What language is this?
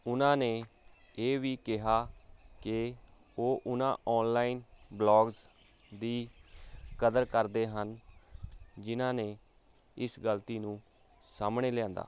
Punjabi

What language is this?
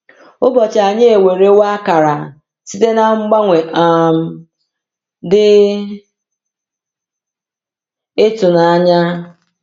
Igbo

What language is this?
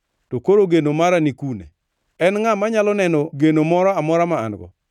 Luo (Kenya and Tanzania)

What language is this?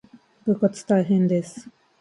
Japanese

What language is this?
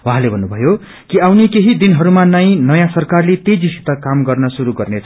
Nepali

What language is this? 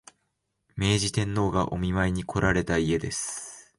Japanese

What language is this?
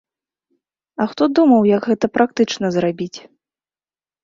Belarusian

